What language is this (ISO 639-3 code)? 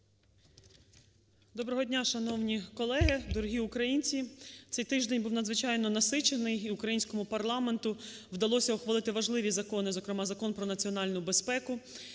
ukr